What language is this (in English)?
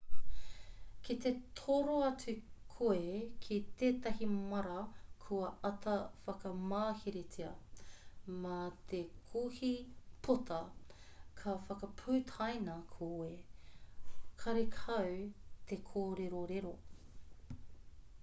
Māori